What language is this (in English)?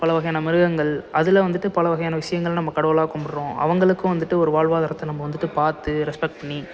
Tamil